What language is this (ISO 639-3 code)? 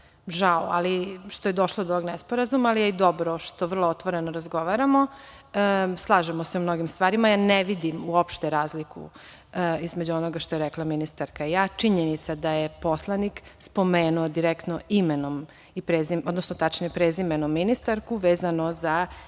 srp